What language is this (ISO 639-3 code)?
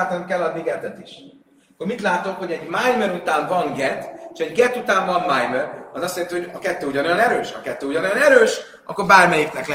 hun